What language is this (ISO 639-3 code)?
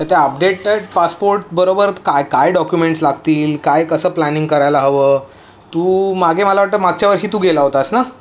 mar